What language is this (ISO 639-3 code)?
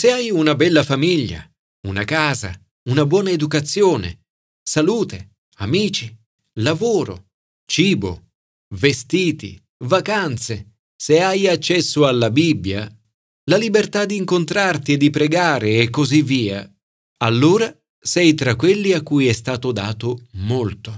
ita